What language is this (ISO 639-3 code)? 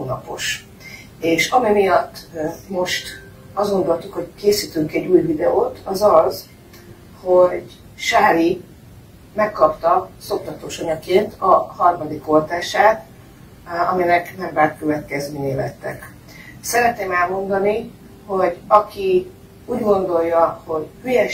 hun